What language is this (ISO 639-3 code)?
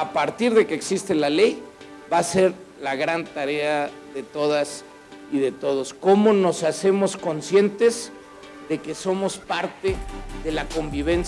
spa